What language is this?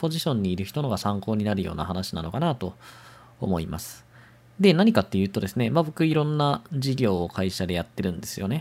Japanese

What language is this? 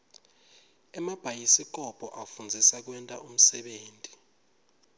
Swati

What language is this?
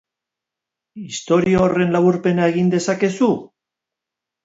Basque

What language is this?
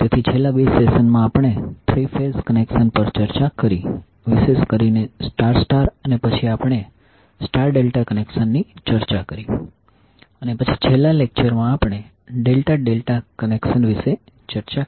Gujarati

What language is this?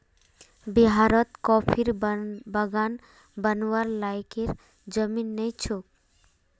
Magahi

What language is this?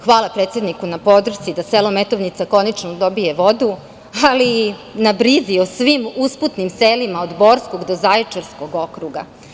Serbian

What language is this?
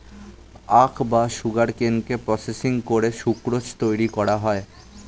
Bangla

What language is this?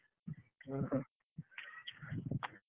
Odia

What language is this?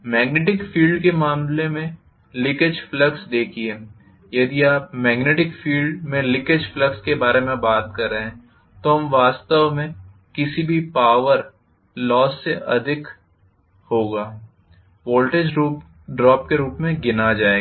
Hindi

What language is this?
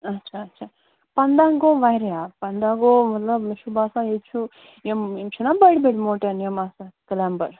Kashmiri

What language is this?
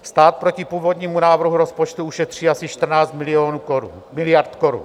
Czech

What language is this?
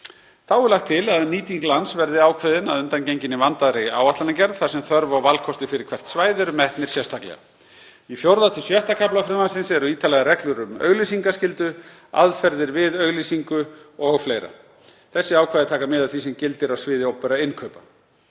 Icelandic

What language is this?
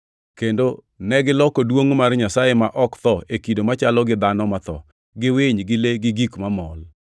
Luo (Kenya and Tanzania)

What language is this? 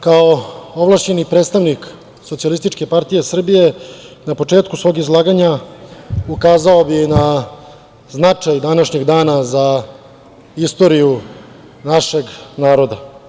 Serbian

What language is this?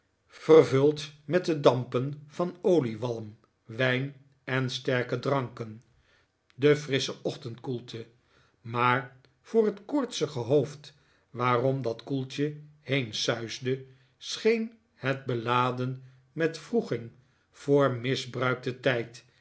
Dutch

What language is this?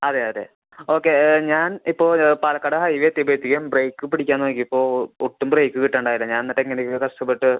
Malayalam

